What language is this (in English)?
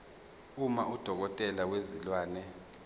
Zulu